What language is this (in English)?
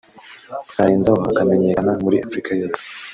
Kinyarwanda